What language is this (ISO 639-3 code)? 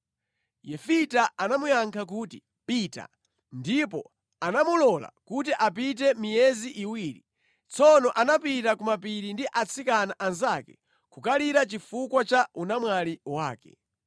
nya